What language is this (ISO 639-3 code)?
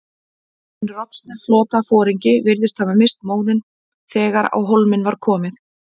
isl